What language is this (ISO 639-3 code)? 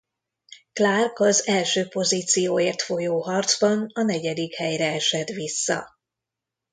hun